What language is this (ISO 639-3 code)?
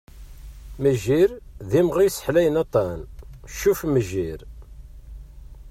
kab